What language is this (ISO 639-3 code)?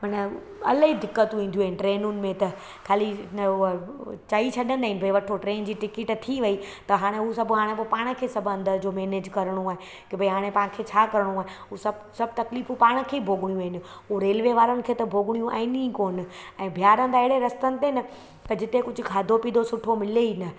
snd